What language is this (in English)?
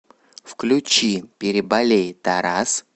Russian